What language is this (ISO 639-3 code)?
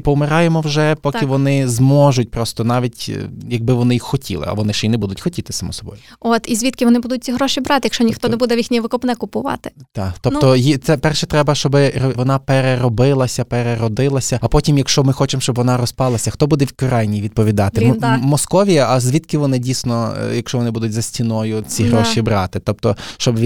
ukr